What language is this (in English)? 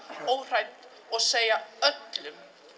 Icelandic